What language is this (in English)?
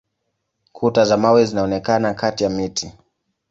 Swahili